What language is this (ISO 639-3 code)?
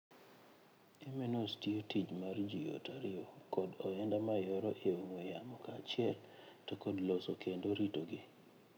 luo